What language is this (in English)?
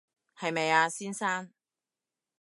Cantonese